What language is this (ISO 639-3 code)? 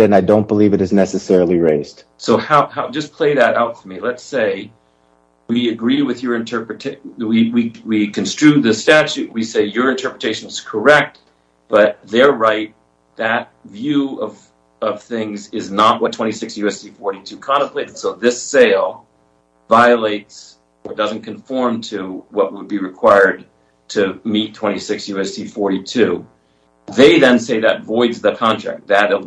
eng